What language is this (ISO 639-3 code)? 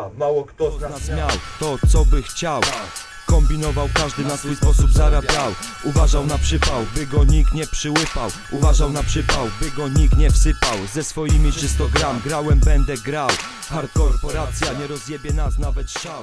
pol